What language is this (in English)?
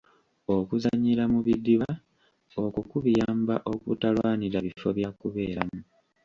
Ganda